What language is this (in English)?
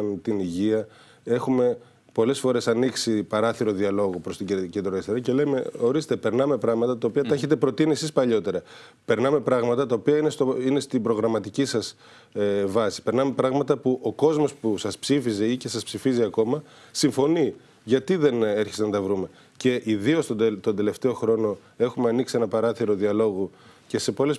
Greek